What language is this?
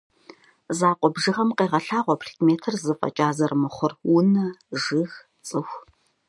Kabardian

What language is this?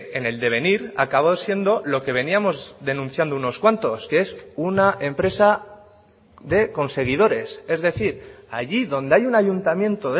Spanish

